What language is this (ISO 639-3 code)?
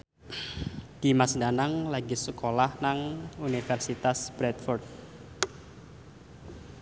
jav